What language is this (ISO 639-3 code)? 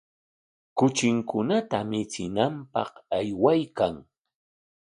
qwa